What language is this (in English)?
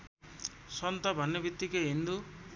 Nepali